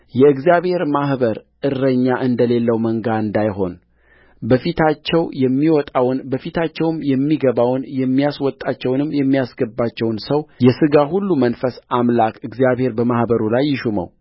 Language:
Amharic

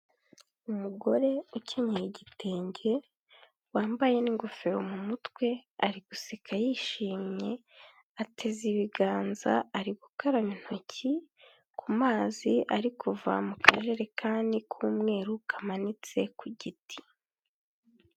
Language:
Kinyarwanda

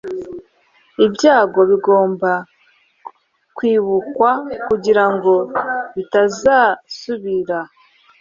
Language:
Kinyarwanda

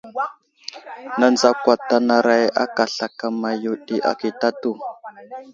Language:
Wuzlam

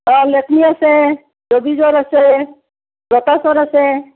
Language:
Assamese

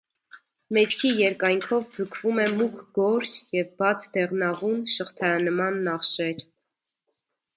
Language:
Armenian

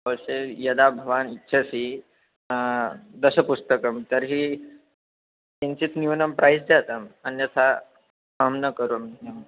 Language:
Sanskrit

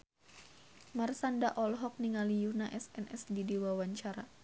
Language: Sundanese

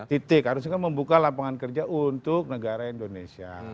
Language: Indonesian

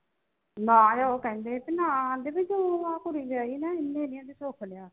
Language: Punjabi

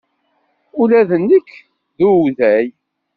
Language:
Kabyle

